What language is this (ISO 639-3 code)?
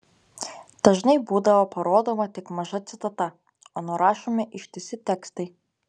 lit